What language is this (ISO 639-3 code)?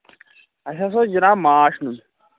kas